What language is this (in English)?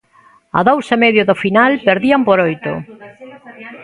Galician